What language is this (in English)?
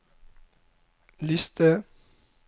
Norwegian